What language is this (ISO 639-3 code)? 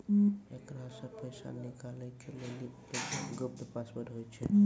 mai